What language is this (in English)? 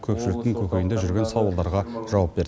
Kazakh